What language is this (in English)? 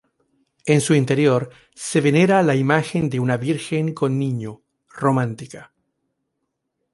Spanish